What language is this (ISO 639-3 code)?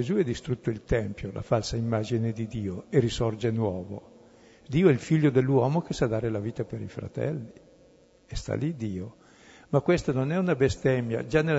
ita